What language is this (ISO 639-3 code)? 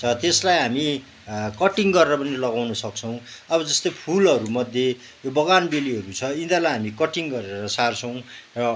nep